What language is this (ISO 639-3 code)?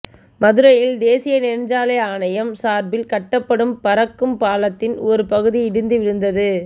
tam